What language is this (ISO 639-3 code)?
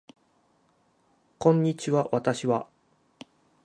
jpn